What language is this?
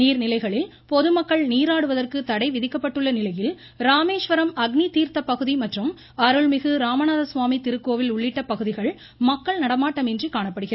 Tamil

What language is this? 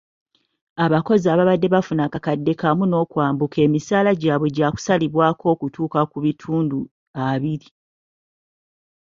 Ganda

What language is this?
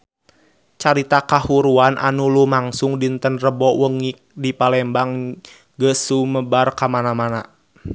Sundanese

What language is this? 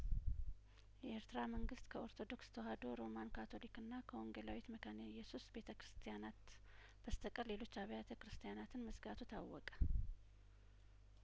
Amharic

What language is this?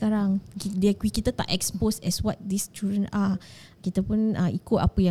Malay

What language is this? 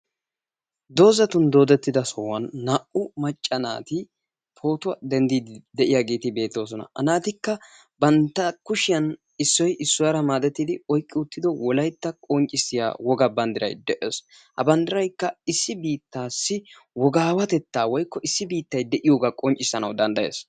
Wolaytta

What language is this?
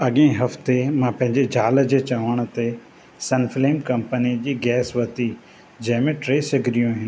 Sindhi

